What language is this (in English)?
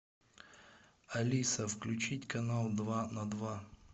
Russian